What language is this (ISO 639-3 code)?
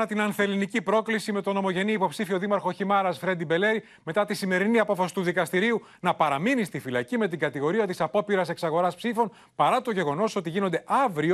ell